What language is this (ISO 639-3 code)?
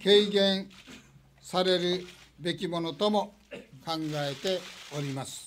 jpn